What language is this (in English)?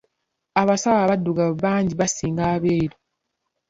Ganda